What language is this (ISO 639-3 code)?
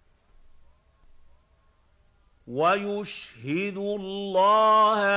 ara